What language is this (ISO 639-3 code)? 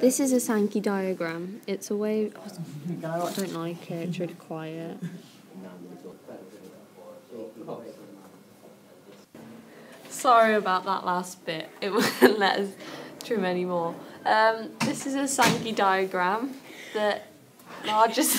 eng